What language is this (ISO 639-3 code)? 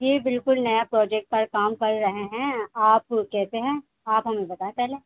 urd